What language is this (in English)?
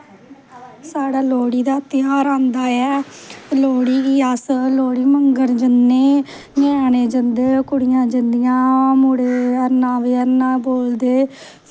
Dogri